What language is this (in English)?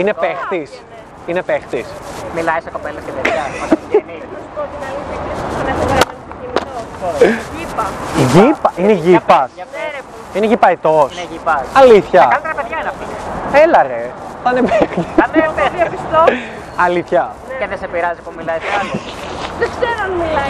Greek